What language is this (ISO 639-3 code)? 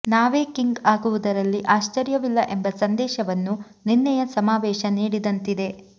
kan